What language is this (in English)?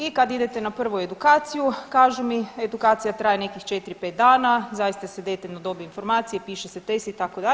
Croatian